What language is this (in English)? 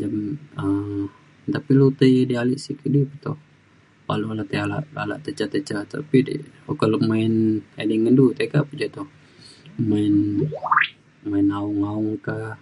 Mainstream Kenyah